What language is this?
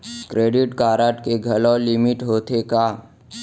Chhattisgarhi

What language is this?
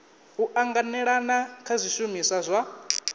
Venda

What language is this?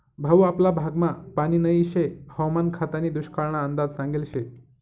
Marathi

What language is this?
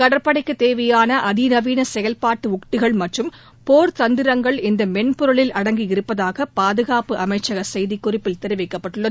Tamil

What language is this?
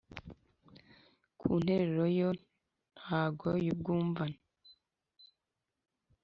Kinyarwanda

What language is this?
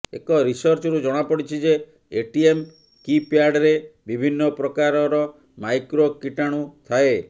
Odia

